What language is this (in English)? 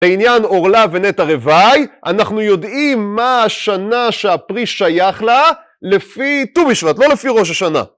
Hebrew